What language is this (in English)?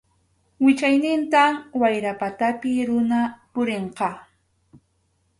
Arequipa-La Unión Quechua